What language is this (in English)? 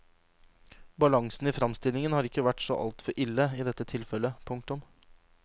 Norwegian